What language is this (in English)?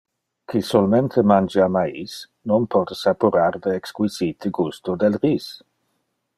Interlingua